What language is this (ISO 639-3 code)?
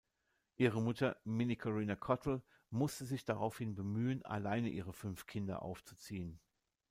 deu